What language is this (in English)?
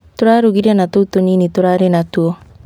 Kikuyu